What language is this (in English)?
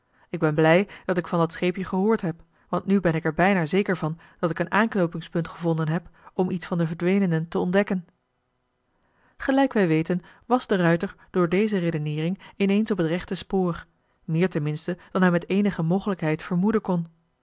Dutch